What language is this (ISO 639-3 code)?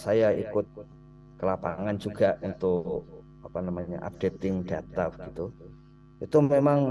ind